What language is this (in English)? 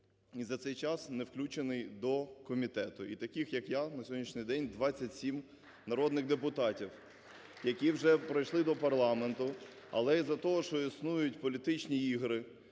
Ukrainian